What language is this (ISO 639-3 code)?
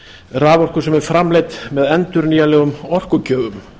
isl